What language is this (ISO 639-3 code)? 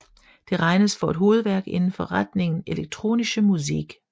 dan